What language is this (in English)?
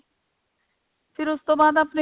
Punjabi